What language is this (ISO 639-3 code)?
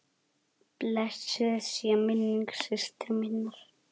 isl